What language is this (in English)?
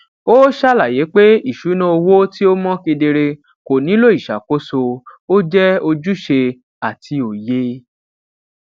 Yoruba